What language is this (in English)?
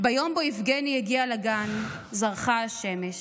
Hebrew